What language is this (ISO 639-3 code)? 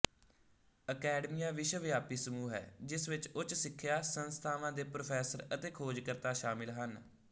pan